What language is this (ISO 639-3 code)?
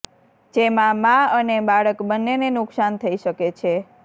guj